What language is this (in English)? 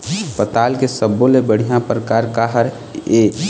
Chhattisgarhi